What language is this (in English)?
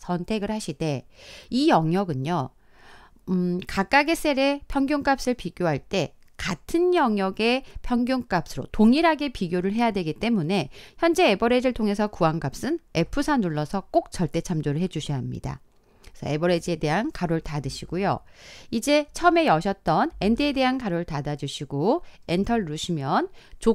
Korean